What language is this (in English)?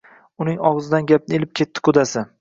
Uzbek